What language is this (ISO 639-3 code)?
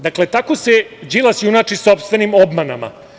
srp